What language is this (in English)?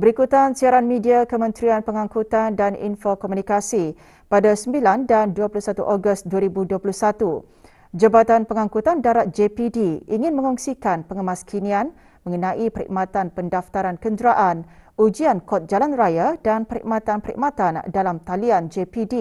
Malay